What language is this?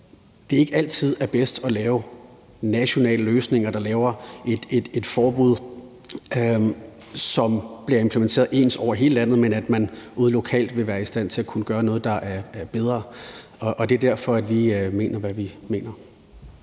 Danish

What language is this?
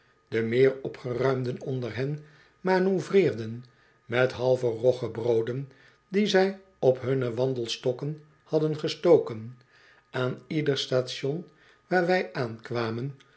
Dutch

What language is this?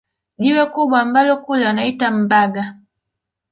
Swahili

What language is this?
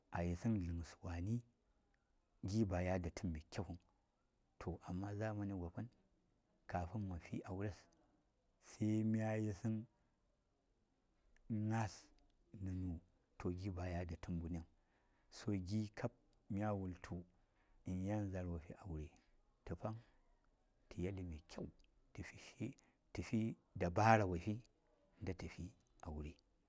Saya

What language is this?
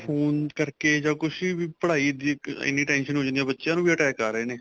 Punjabi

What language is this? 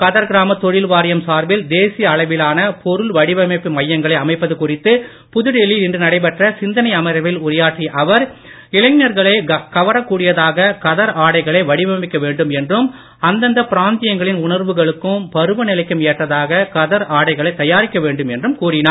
Tamil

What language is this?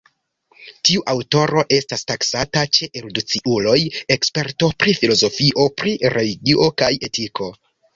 Esperanto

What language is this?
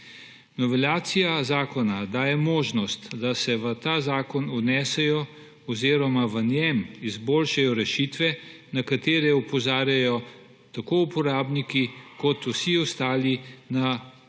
Slovenian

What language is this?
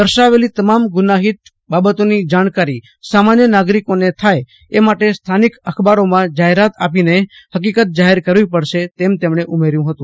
Gujarati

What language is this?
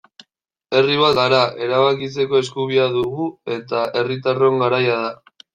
Basque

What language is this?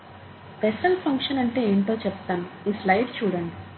Telugu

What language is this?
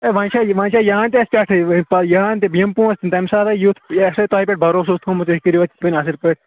Kashmiri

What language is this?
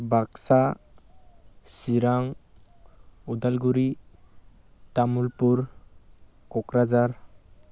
Bodo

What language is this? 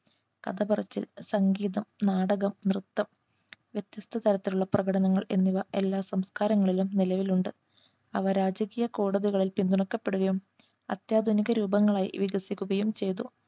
Malayalam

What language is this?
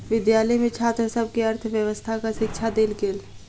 Maithili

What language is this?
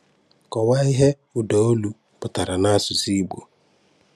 Igbo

